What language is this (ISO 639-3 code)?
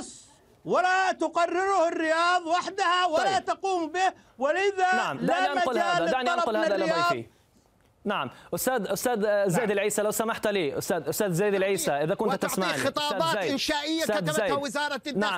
ara